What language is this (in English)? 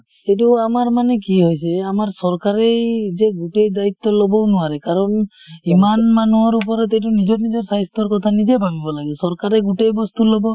Assamese